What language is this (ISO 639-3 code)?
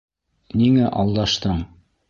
bak